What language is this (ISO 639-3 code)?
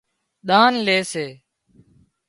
kxp